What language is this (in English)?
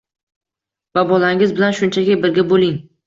Uzbek